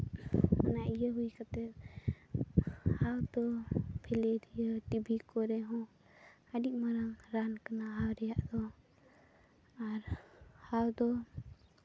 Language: Santali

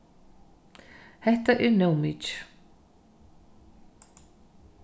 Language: Faroese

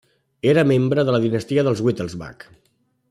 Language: Catalan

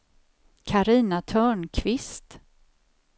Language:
Swedish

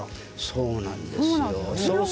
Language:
Japanese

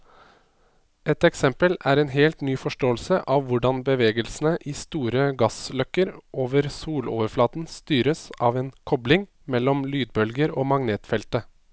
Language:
Norwegian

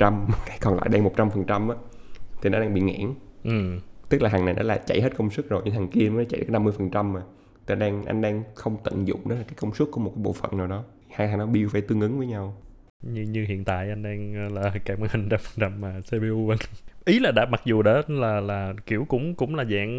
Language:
Vietnamese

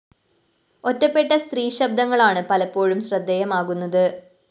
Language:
Malayalam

